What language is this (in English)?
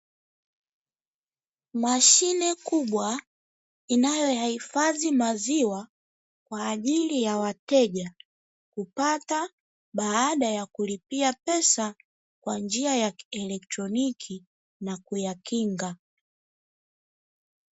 Swahili